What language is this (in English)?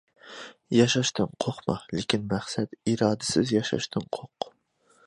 Uyghur